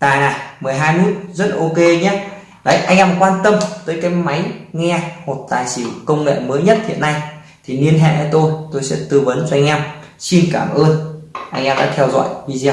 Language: Vietnamese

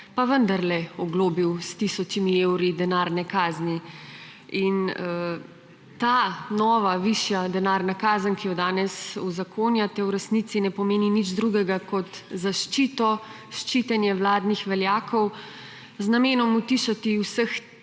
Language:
Slovenian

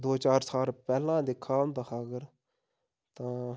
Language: Dogri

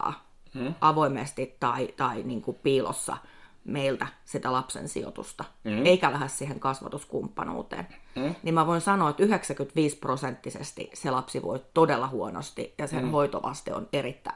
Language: Finnish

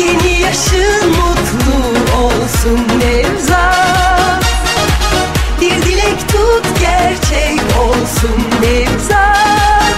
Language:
Turkish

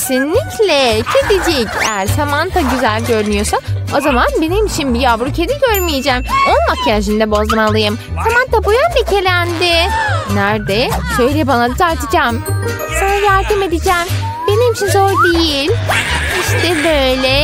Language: Turkish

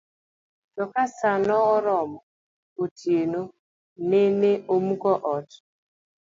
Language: Luo (Kenya and Tanzania)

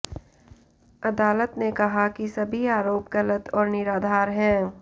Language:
Hindi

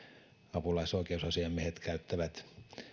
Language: Finnish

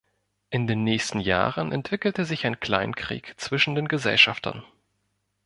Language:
German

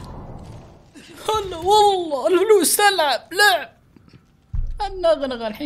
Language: Arabic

